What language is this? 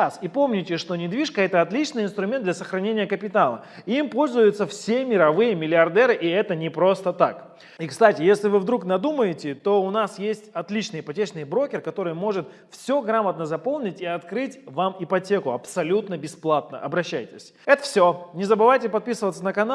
Russian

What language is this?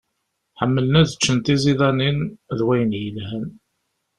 Kabyle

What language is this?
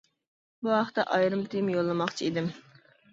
Uyghur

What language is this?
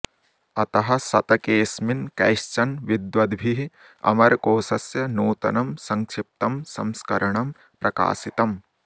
Sanskrit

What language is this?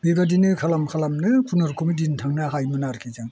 Bodo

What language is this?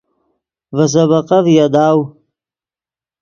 Yidgha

